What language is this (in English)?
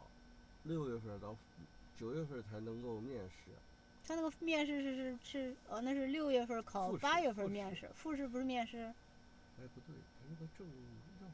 Chinese